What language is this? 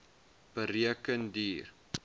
Afrikaans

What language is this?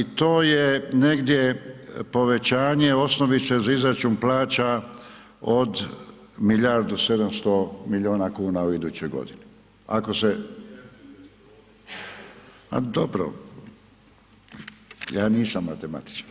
Croatian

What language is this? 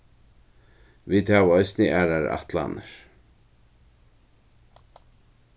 Faroese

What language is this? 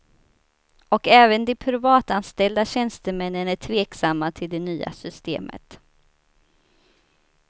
Swedish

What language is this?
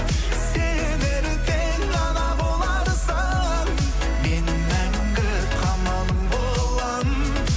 Kazakh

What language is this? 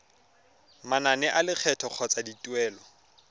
Tswana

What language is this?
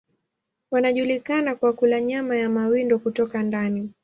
Swahili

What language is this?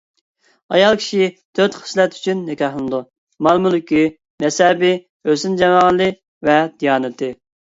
Uyghur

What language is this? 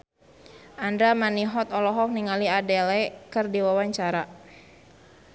Sundanese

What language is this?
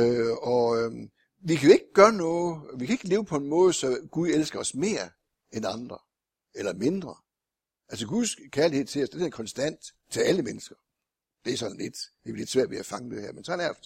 Danish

